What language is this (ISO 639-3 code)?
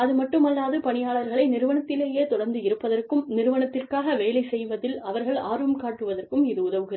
tam